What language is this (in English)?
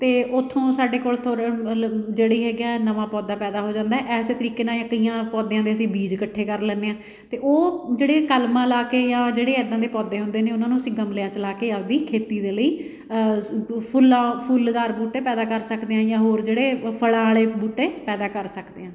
Punjabi